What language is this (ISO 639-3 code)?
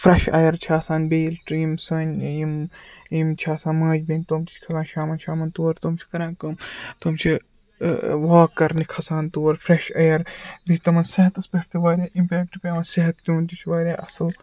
kas